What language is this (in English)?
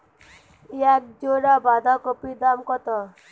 Bangla